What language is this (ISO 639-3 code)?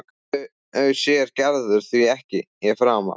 isl